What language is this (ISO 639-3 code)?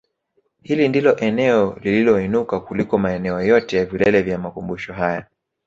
swa